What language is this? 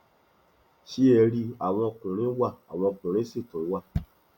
Yoruba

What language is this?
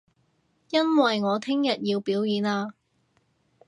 Cantonese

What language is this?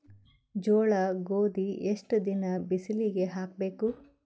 Kannada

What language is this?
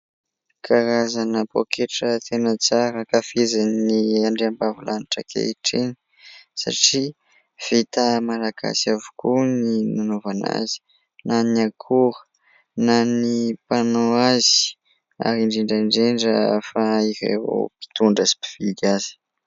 Malagasy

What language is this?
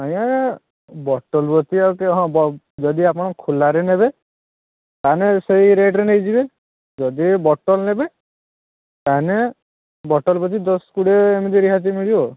Odia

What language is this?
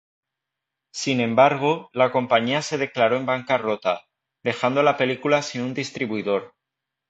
Spanish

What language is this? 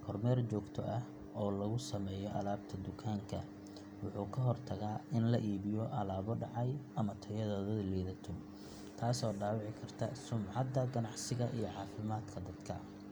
Somali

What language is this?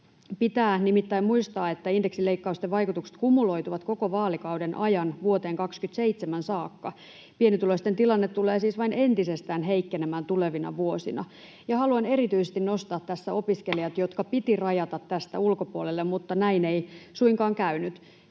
Finnish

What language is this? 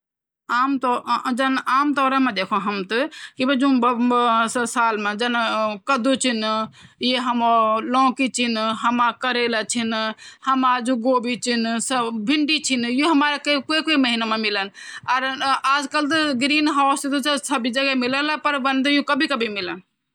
Garhwali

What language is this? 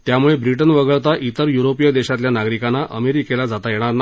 Marathi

